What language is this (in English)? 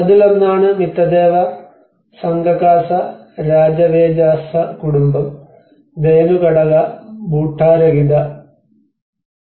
Malayalam